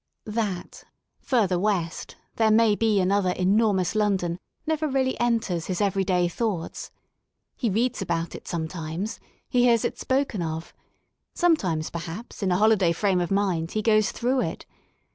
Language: English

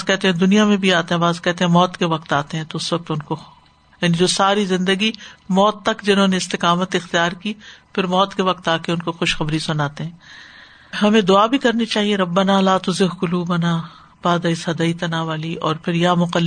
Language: Urdu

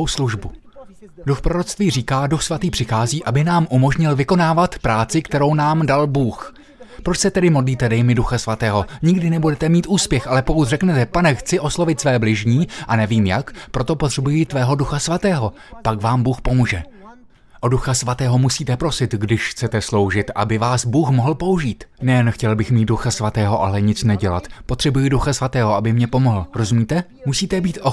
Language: Czech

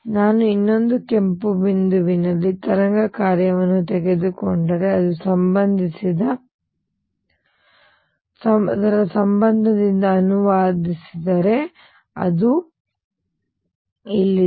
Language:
Kannada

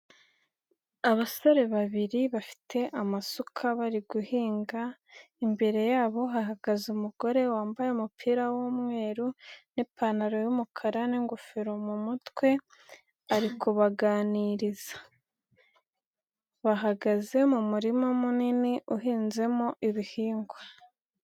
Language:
Kinyarwanda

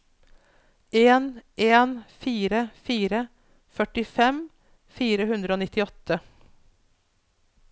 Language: Norwegian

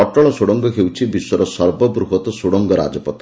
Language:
Odia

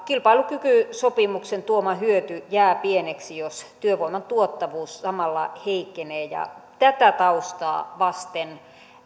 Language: Finnish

